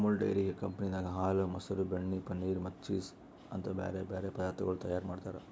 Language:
Kannada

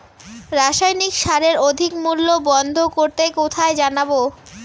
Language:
Bangla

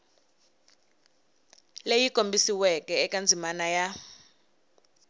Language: Tsonga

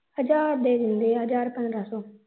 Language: Punjabi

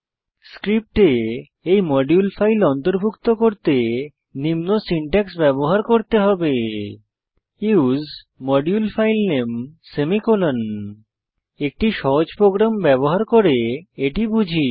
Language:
Bangla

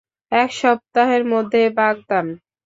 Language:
Bangla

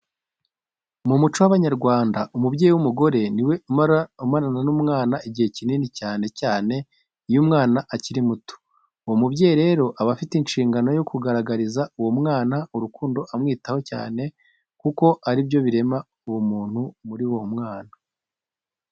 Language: Kinyarwanda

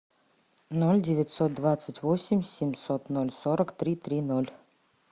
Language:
Russian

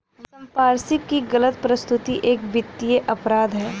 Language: Hindi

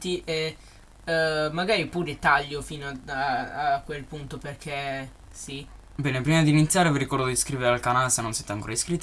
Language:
Italian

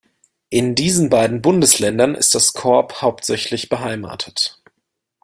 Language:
German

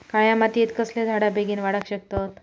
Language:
Marathi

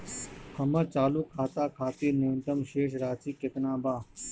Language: Bhojpuri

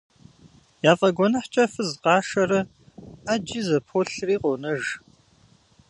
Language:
Kabardian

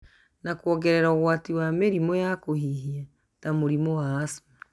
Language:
Kikuyu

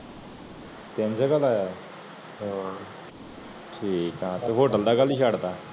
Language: Punjabi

